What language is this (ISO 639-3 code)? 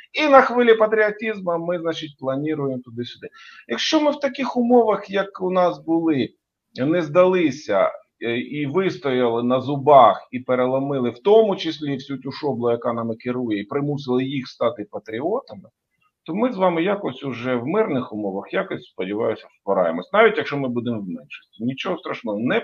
ukr